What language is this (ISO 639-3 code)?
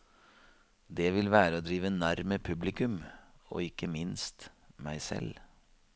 nor